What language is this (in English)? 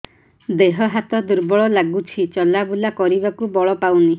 Odia